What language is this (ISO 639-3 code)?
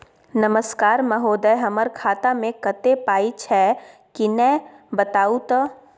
mai